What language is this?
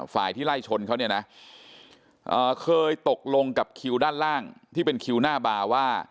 Thai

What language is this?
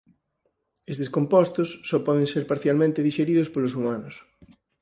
Galician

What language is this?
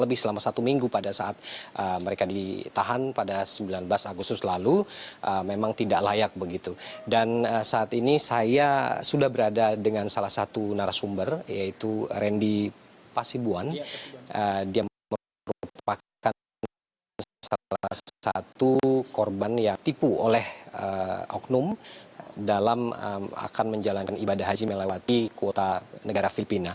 Indonesian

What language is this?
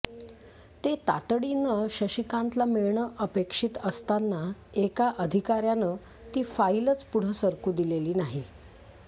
Marathi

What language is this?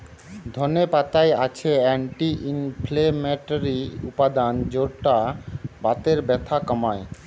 Bangla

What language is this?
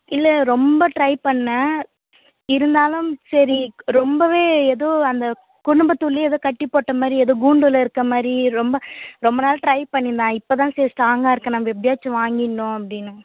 Tamil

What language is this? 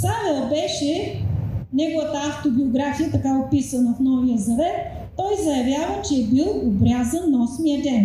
Bulgarian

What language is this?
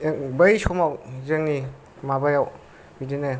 Bodo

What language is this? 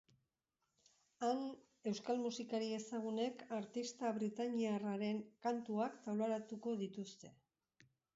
Basque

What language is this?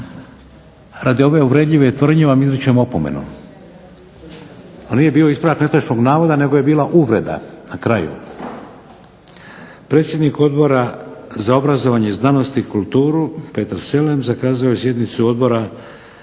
Croatian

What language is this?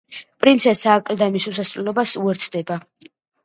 Georgian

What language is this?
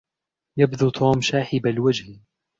Arabic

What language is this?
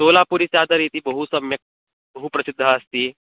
Sanskrit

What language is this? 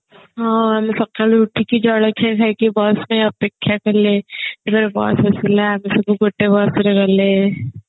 Odia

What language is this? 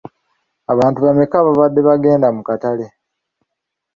Ganda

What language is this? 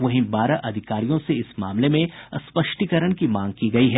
Hindi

